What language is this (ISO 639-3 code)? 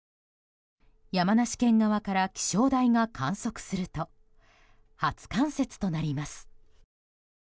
jpn